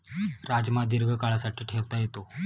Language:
Marathi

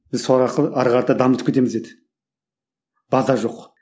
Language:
Kazakh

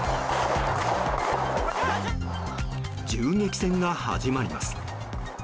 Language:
Japanese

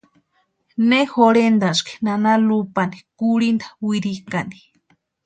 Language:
Western Highland Purepecha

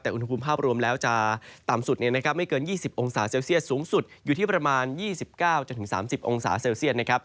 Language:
Thai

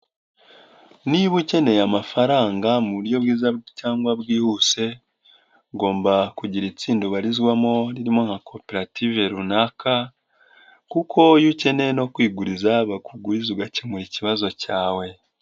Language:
Kinyarwanda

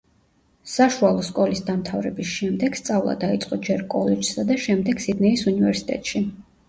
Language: Georgian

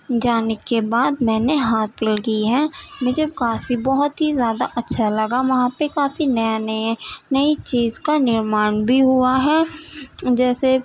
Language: Urdu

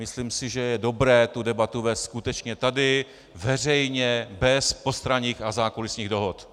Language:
Czech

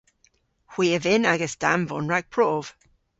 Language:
Cornish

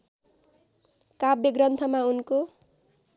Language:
Nepali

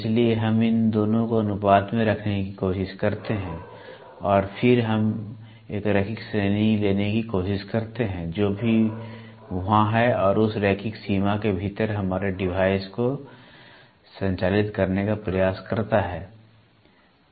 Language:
Hindi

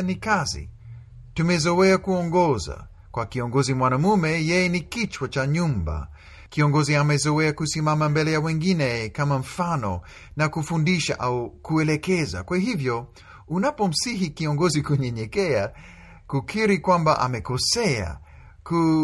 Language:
Swahili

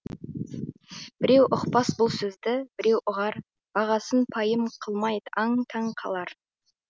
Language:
Kazakh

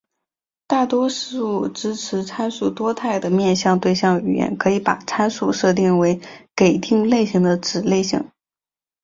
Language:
Chinese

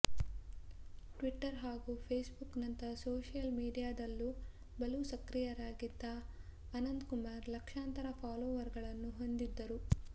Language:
Kannada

